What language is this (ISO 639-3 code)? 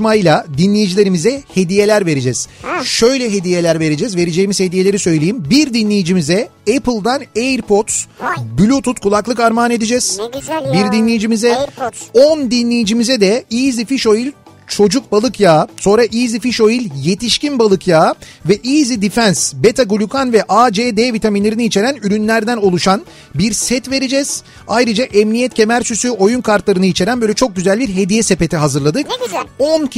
tur